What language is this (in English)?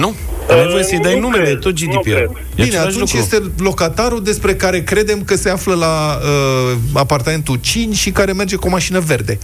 Romanian